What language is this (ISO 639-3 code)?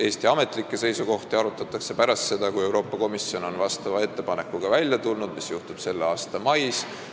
est